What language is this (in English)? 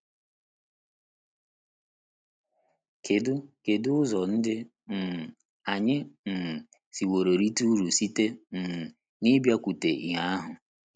Igbo